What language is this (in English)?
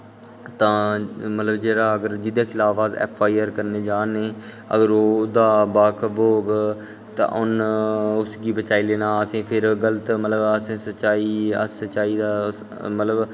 Dogri